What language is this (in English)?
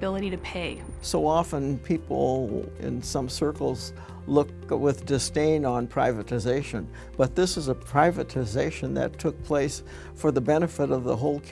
English